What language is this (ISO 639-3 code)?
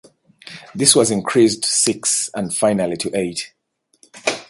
eng